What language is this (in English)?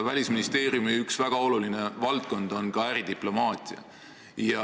Estonian